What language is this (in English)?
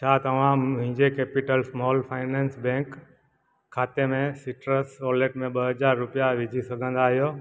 Sindhi